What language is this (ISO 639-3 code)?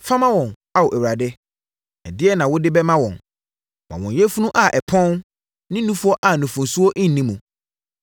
aka